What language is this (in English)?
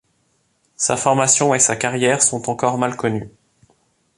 French